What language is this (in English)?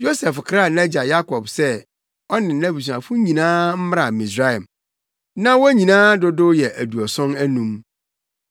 Akan